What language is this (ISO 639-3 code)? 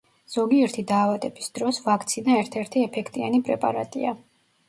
kat